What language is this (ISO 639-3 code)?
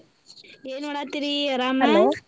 kan